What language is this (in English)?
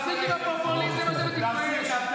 Hebrew